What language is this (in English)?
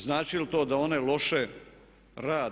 Croatian